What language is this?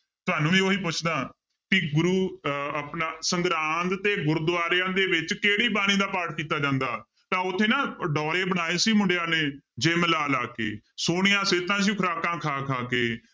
Punjabi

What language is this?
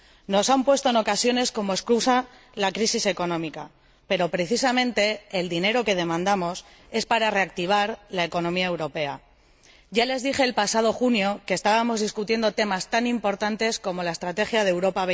Spanish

